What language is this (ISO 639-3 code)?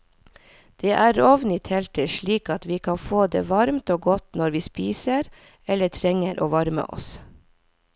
nor